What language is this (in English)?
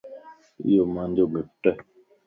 Lasi